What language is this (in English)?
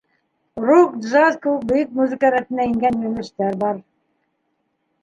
Bashkir